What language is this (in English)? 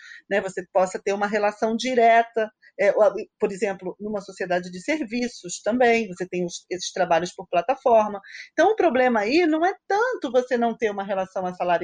Portuguese